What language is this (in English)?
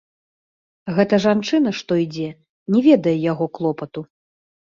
Belarusian